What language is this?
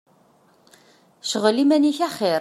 Kabyle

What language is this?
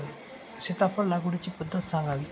Marathi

